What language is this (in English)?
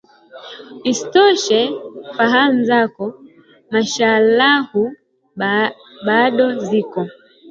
Swahili